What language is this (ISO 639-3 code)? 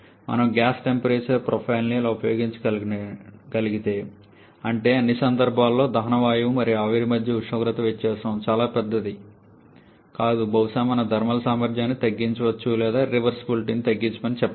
tel